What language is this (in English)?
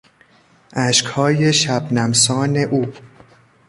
Persian